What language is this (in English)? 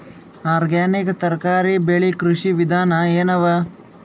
Kannada